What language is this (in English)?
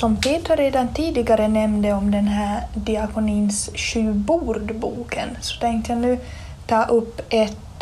Swedish